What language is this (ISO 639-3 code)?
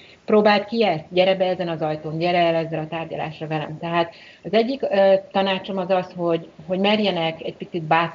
hun